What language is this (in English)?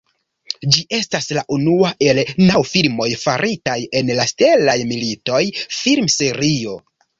Esperanto